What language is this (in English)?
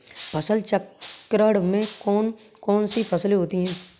Hindi